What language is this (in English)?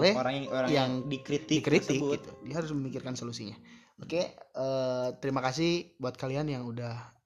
Indonesian